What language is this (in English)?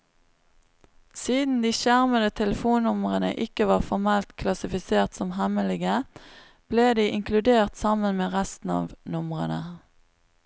Norwegian